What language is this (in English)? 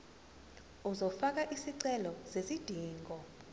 Zulu